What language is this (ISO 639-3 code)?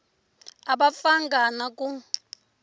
tso